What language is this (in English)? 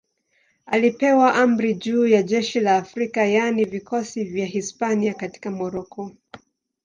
Swahili